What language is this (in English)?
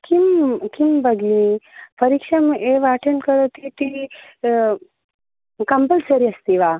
Sanskrit